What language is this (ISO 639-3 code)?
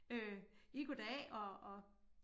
dan